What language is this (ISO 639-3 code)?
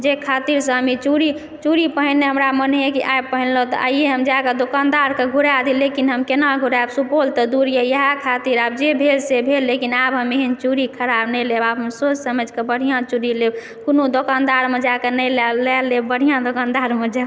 mai